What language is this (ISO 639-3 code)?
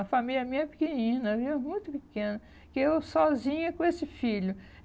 por